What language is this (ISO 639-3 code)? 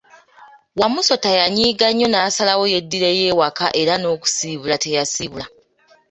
lug